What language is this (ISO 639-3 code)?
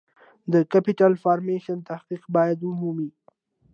pus